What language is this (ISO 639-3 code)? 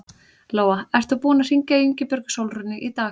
isl